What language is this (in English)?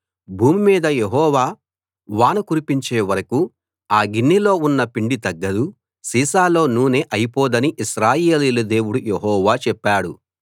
Telugu